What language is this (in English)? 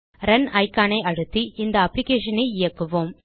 Tamil